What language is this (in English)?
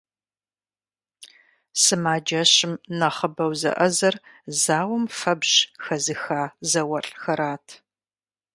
Kabardian